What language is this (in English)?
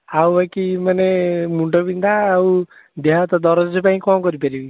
Odia